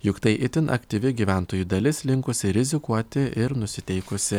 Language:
Lithuanian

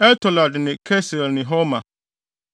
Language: Akan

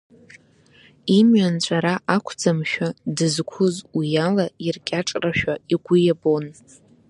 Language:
Abkhazian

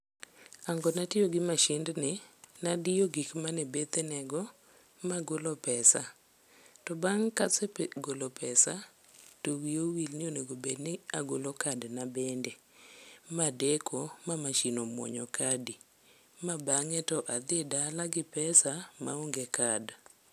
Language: Luo (Kenya and Tanzania)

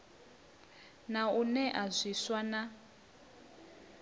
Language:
Venda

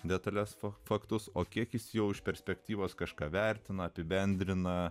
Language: Lithuanian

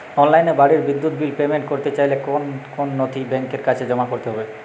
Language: Bangla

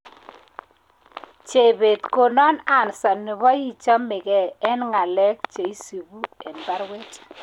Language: Kalenjin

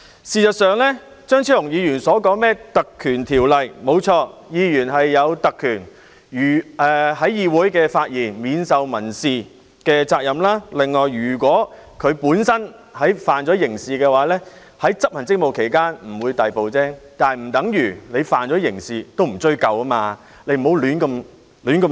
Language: Cantonese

